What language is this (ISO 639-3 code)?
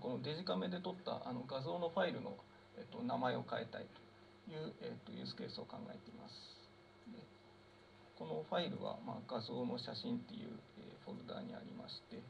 jpn